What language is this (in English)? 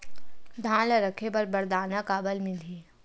Chhattisgarhi